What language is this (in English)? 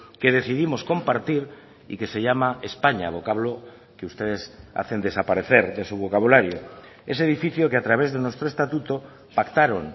Spanish